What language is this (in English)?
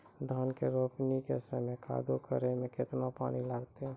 Maithili